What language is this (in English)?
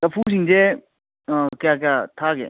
Manipuri